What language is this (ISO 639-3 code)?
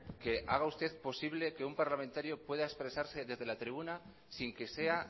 spa